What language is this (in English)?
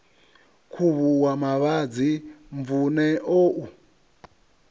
Venda